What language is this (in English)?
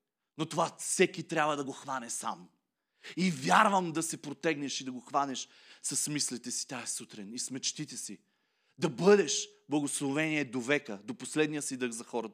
Bulgarian